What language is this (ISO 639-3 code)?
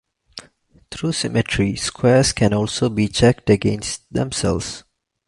eng